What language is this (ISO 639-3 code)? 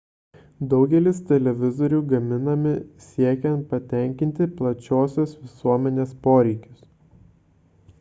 lit